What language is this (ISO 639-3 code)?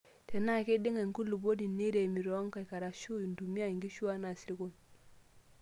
mas